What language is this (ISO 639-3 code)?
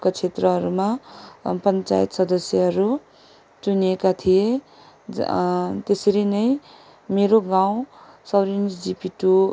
nep